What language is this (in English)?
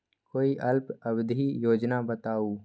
Magahi